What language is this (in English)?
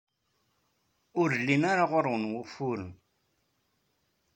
Kabyle